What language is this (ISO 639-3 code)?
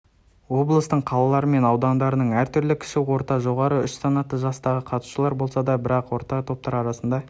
kaz